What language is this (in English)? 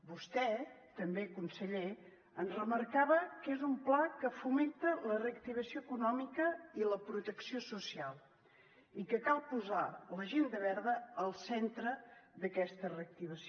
Catalan